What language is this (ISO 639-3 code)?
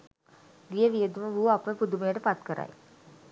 sin